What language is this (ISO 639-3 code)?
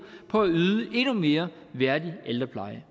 dan